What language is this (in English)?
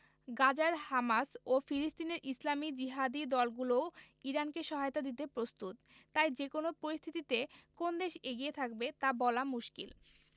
Bangla